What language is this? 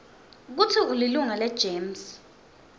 Swati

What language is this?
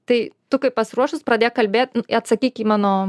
Lithuanian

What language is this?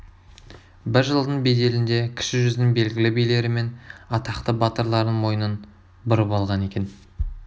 Kazakh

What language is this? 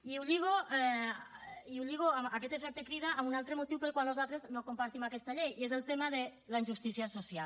Catalan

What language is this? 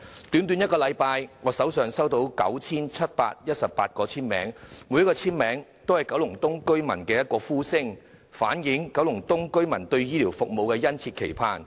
Cantonese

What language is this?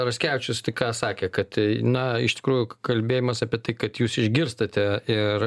Lithuanian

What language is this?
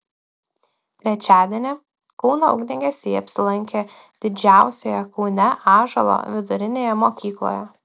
Lithuanian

